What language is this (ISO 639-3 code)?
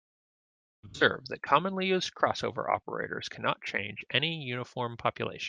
eng